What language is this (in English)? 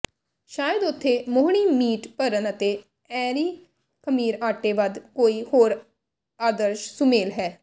Punjabi